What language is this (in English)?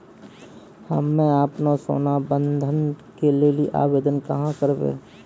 Maithili